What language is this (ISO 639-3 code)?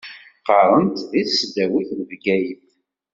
kab